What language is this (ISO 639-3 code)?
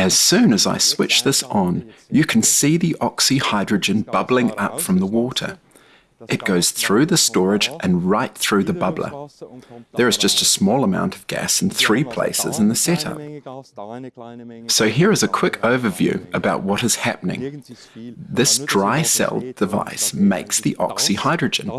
eng